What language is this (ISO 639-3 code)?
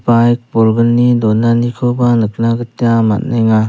grt